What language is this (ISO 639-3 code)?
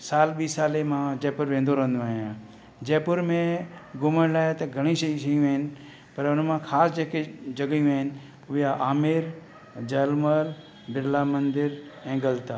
snd